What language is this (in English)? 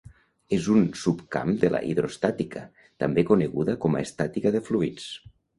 Catalan